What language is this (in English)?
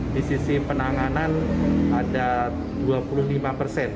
Indonesian